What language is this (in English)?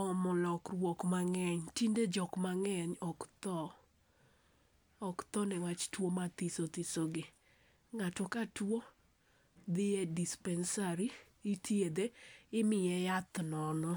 Luo (Kenya and Tanzania)